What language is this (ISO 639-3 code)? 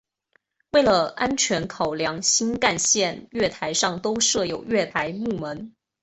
zho